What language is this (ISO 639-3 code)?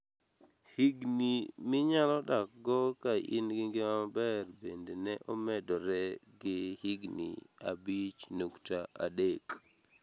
luo